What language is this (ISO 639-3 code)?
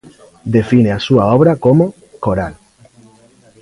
glg